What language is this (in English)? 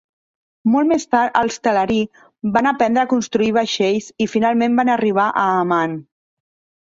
Catalan